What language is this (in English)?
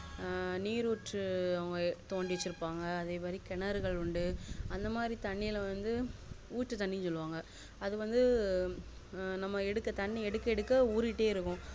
Tamil